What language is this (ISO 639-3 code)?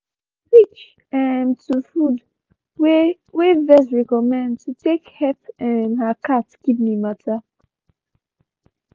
pcm